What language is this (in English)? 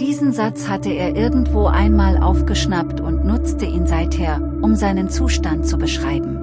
German